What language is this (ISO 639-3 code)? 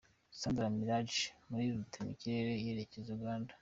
kin